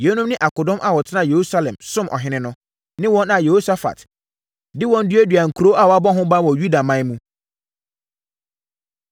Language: Akan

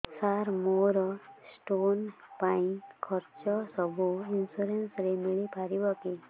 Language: Odia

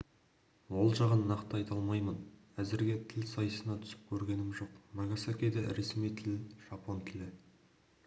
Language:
Kazakh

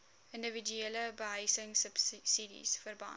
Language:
Afrikaans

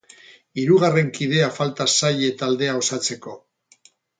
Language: Basque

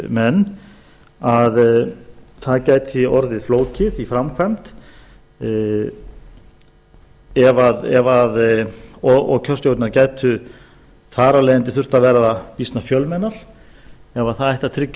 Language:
Icelandic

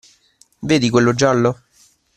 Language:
Italian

